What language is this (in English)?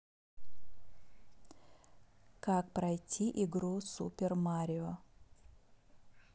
Russian